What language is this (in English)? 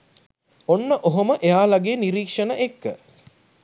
Sinhala